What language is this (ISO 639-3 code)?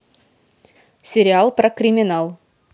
rus